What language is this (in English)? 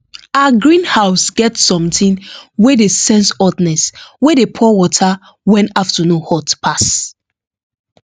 Nigerian Pidgin